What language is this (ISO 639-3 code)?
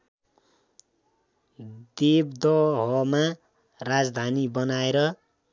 nep